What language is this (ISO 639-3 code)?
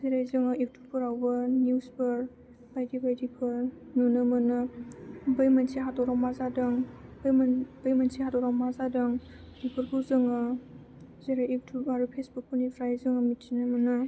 brx